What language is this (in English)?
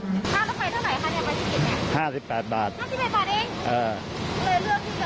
Thai